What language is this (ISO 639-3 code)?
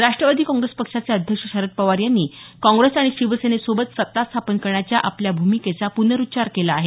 mar